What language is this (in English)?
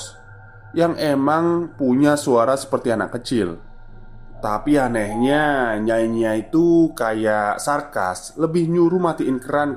Indonesian